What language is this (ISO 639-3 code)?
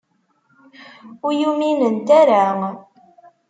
kab